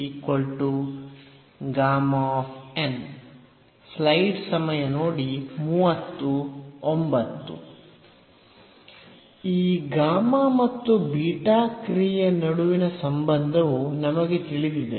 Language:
Kannada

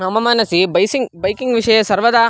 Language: Sanskrit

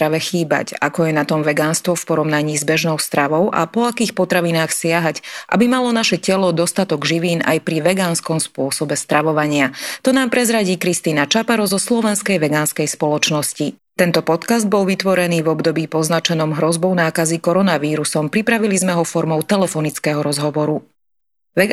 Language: Slovak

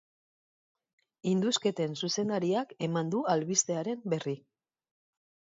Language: Basque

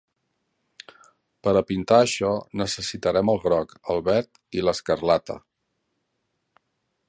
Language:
Catalan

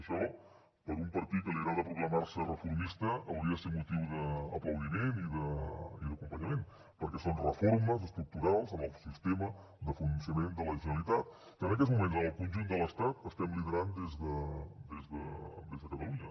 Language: Catalan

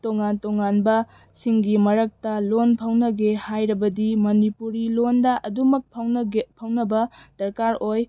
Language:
Manipuri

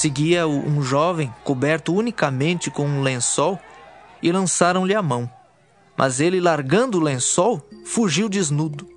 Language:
Portuguese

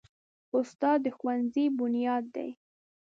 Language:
Pashto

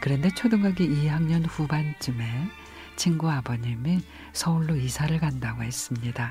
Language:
Korean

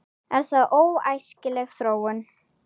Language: Icelandic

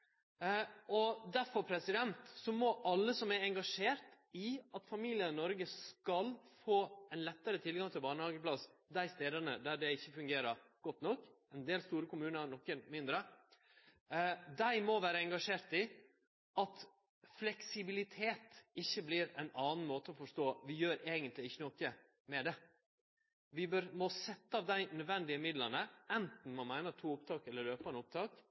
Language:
Norwegian Nynorsk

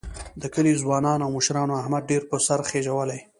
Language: Pashto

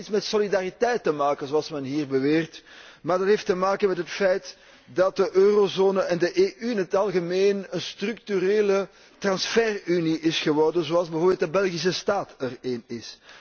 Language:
Dutch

